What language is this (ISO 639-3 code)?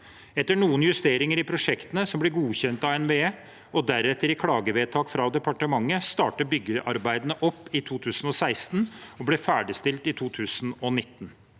nor